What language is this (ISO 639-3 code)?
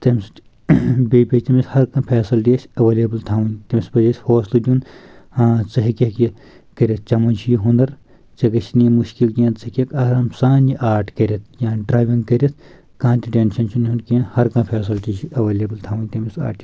kas